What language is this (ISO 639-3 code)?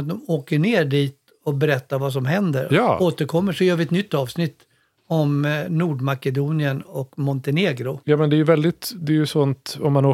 swe